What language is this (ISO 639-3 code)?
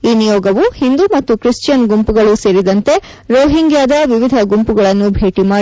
kan